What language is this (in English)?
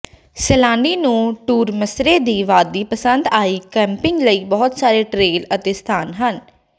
Punjabi